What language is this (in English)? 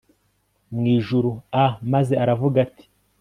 Kinyarwanda